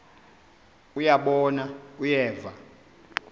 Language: Xhosa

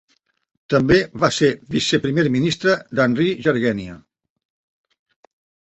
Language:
Catalan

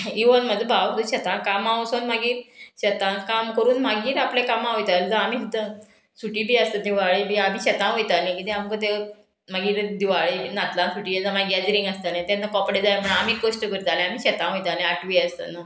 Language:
Konkani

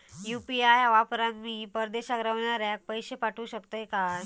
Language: Marathi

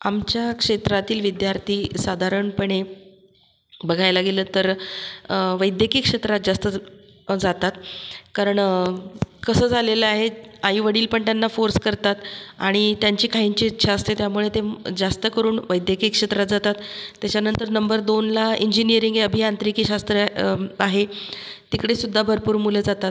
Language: Marathi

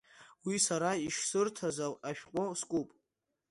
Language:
Abkhazian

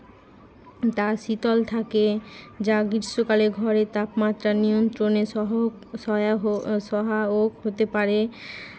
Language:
Bangla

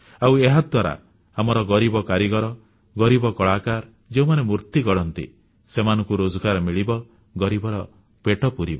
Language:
Odia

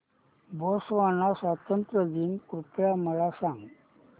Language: Marathi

